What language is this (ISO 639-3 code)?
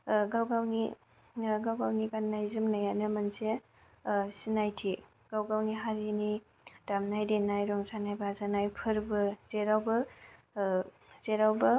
brx